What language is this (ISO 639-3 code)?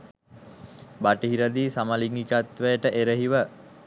sin